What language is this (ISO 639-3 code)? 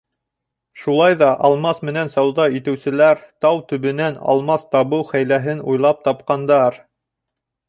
bak